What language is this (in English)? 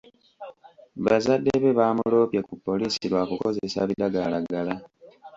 Ganda